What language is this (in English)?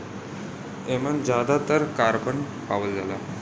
Bhojpuri